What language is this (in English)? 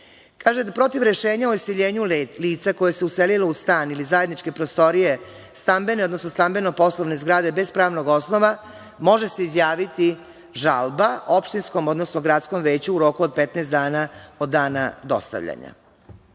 Serbian